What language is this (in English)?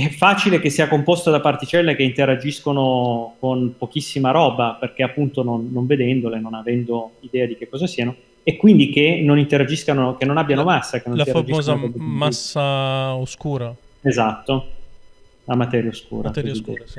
Italian